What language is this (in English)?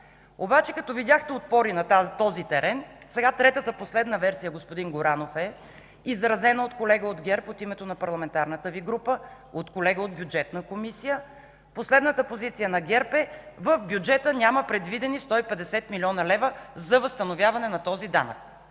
Bulgarian